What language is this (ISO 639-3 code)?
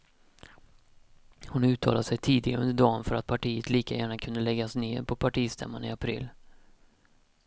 swe